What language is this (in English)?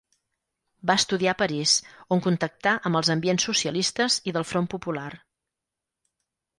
Catalan